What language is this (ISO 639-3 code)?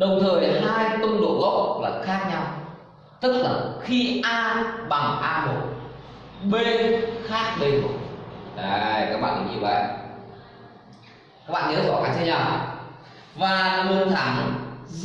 vie